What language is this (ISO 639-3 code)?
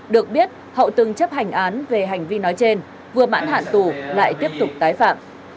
vie